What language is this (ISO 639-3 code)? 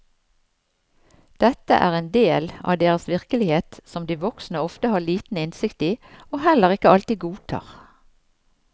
nor